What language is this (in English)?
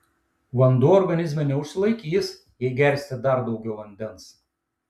Lithuanian